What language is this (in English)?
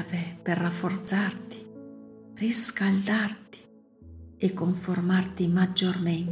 Italian